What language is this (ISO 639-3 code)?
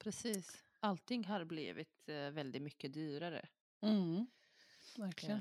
swe